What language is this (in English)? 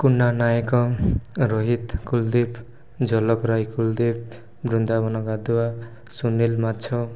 Odia